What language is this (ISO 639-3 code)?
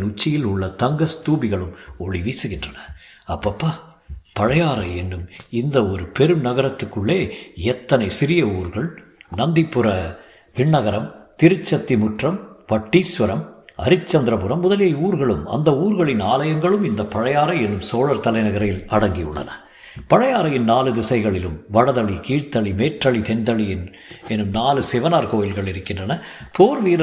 tam